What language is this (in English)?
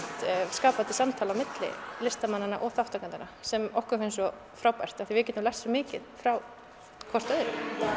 Icelandic